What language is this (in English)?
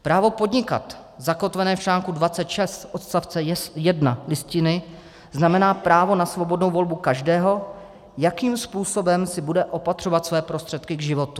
Czech